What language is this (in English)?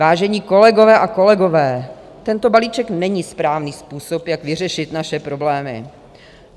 Czech